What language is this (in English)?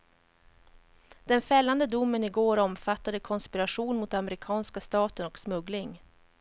Swedish